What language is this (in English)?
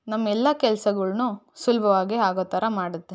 Kannada